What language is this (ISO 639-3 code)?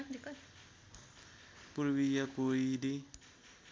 nep